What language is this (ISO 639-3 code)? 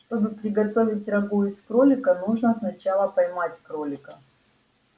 rus